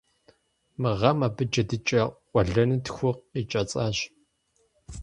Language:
Kabardian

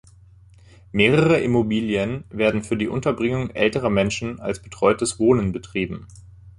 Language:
German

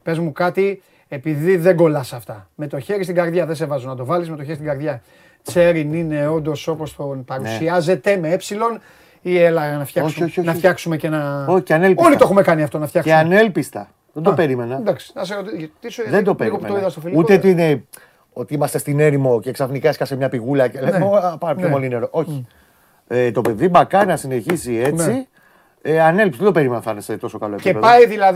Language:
Greek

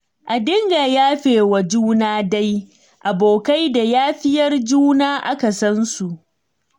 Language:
Hausa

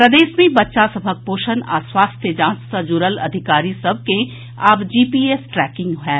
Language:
Maithili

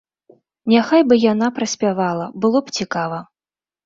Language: Belarusian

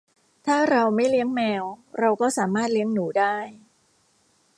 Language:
Thai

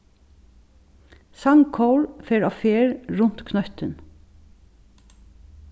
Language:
Faroese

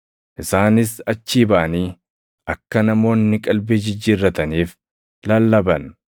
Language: Oromo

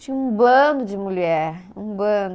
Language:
Portuguese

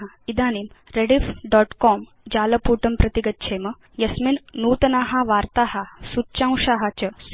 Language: Sanskrit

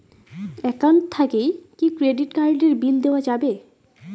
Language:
Bangla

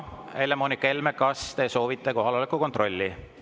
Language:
Estonian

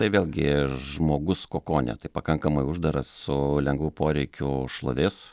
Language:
Lithuanian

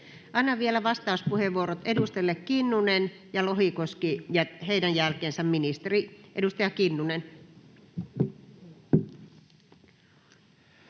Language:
Finnish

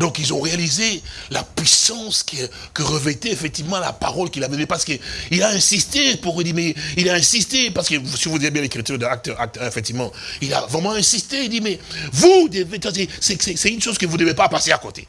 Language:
French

